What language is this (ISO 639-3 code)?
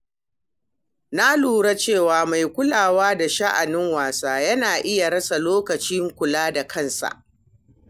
hau